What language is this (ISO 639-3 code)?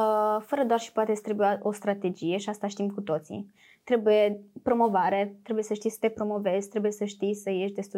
ron